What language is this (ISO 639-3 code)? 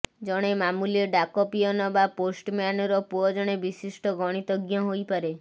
ori